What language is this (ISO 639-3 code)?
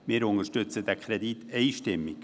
gsw